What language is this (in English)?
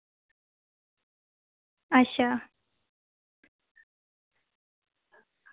Dogri